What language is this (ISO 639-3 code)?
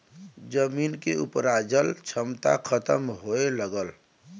bho